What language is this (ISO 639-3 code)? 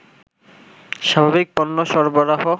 ben